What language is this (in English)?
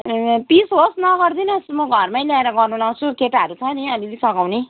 Nepali